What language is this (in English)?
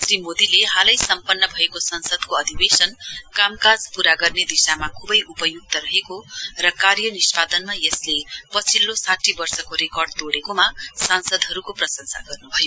Nepali